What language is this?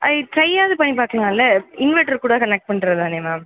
Tamil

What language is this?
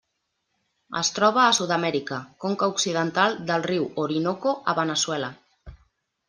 Catalan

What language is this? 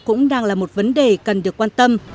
Vietnamese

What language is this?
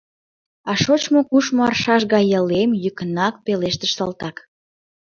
Mari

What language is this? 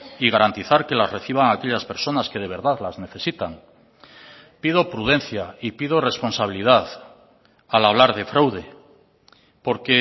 Spanish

